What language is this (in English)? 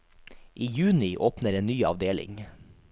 Norwegian